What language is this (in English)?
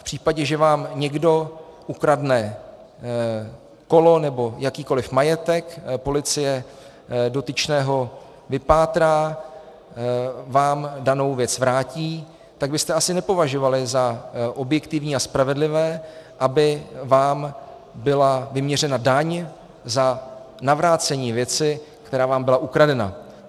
Czech